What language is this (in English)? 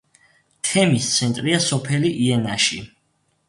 Georgian